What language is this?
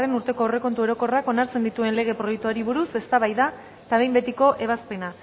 Basque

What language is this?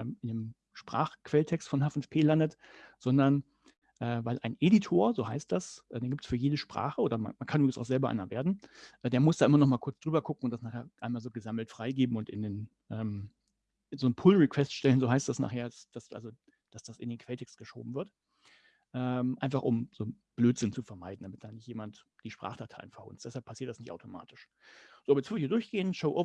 German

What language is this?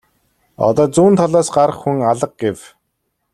Mongolian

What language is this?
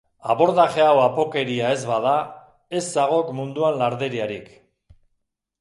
Basque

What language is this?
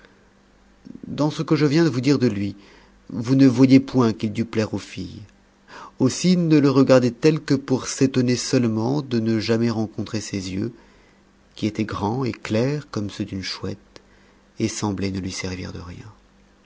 French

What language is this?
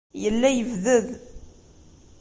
Kabyle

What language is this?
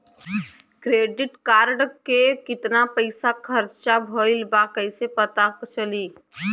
Bhojpuri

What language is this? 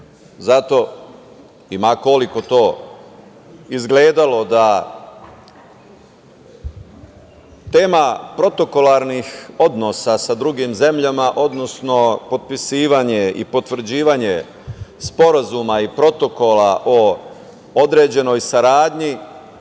Serbian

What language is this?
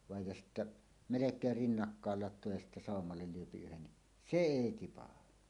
Finnish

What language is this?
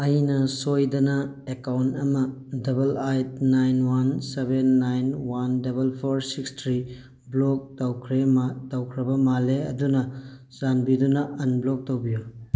Manipuri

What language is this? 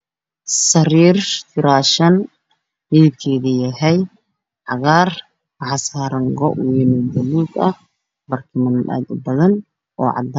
Somali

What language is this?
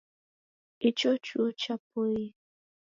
Taita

